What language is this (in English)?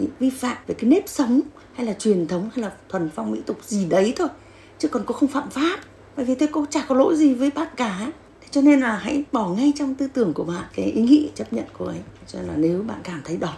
Vietnamese